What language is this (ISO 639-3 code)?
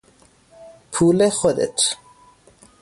fas